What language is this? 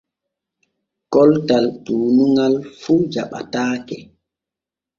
Borgu Fulfulde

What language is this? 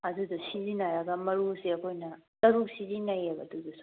Manipuri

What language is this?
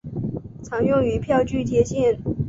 Chinese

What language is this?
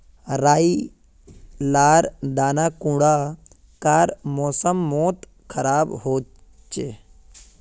Magahi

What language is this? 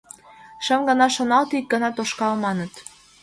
Mari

